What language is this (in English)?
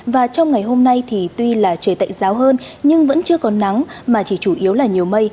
Vietnamese